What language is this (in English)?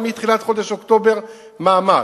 Hebrew